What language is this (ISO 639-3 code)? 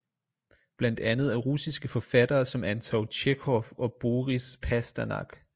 dan